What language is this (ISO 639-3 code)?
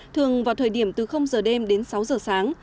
vie